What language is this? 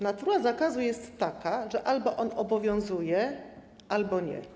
Polish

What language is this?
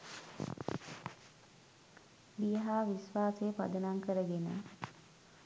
Sinhala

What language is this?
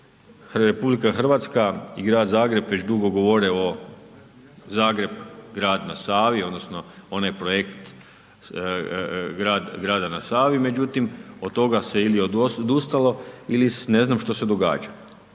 Croatian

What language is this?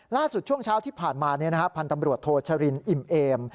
Thai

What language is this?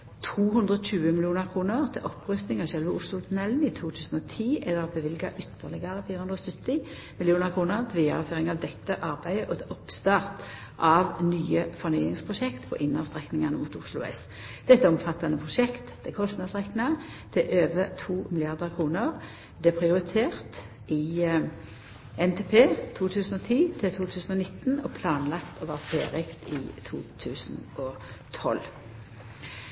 Norwegian Nynorsk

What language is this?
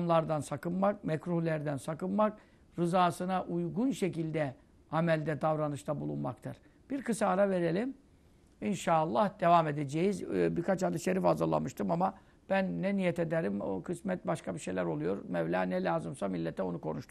Turkish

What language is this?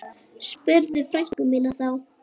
Icelandic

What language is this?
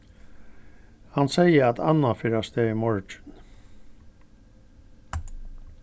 Faroese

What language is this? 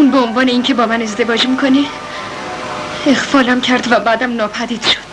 Persian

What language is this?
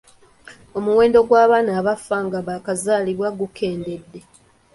Ganda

